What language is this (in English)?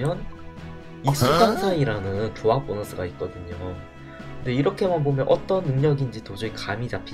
Korean